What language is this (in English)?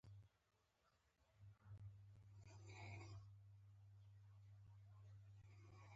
Pashto